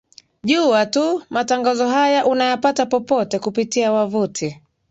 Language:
Swahili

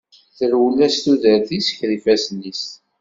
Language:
Kabyle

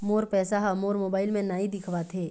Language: Chhattisgarhi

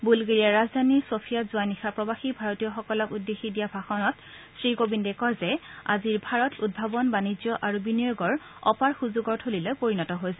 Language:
Assamese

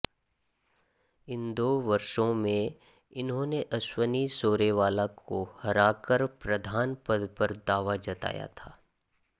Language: Hindi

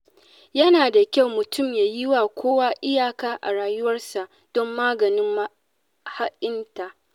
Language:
Hausa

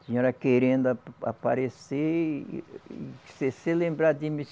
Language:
Portuguese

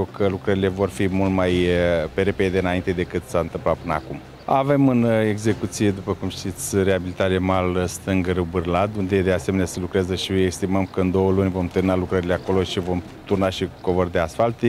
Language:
Romanian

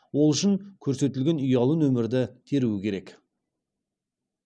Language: Kazakh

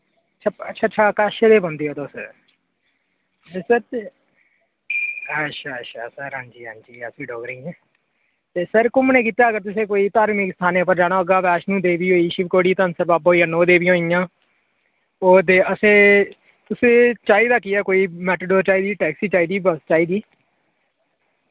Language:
Dogri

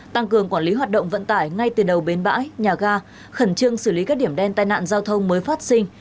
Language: Vietnamese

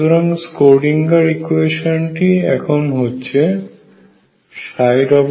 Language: Bangla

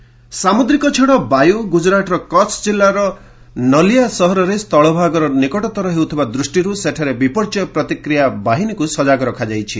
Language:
Odia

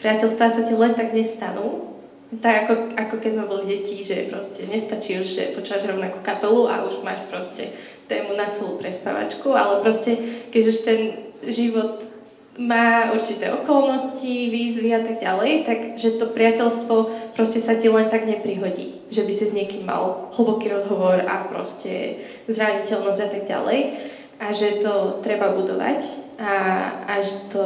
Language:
Slovak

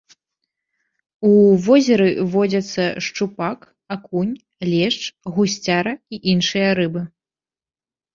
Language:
Belarusian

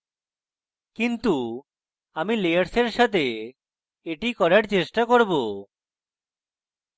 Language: Bangla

